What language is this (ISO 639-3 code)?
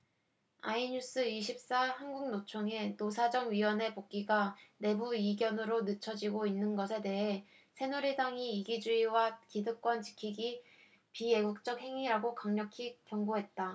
kor